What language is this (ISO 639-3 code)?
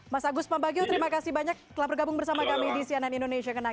ind